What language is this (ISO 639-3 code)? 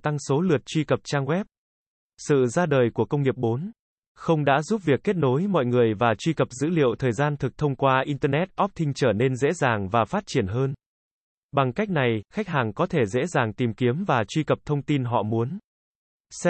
vie